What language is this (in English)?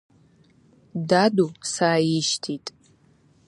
Abkhazian